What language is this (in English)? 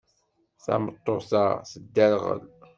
Kabyle